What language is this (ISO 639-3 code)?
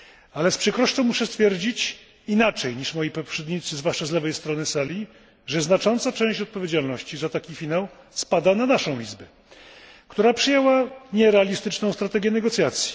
pol